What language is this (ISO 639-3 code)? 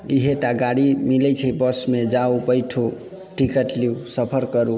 mai